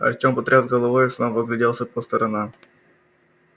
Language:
Russian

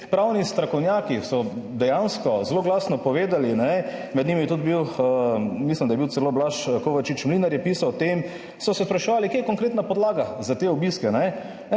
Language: Slovenian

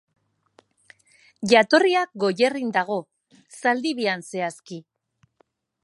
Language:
Basque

